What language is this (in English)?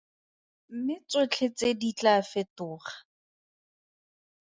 Tswana